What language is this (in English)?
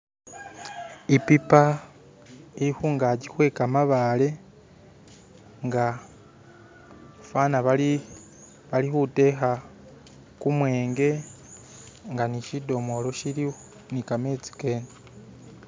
Masaaba